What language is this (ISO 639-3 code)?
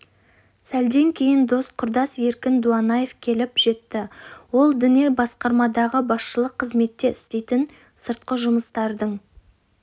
kaz